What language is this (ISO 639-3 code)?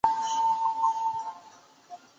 zho